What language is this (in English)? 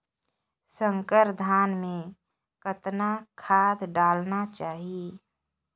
Chhattisgarhi